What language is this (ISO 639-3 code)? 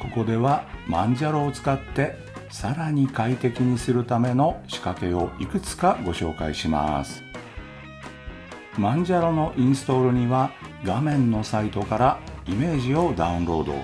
jpn